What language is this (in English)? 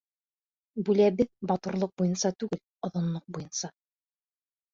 Bashkir